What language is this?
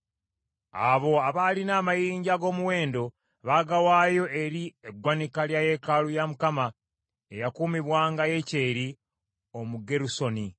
Ganda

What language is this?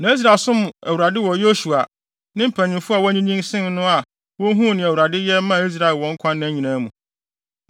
Akan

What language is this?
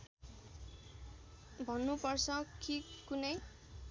Nepali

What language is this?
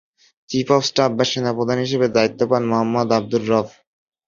Bangla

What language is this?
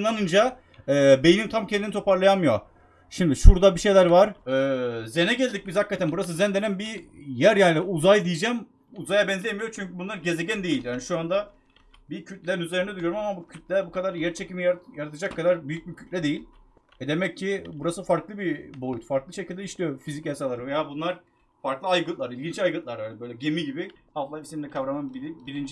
Turkish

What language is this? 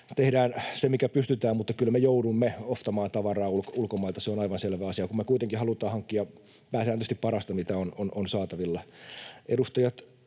Finnish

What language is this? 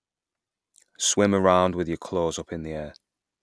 English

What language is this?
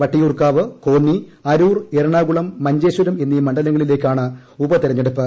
Malayalam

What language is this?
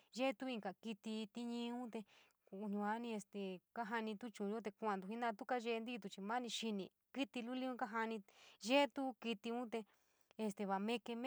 San Miguel El Grande Mixtec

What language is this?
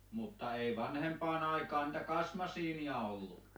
Finnish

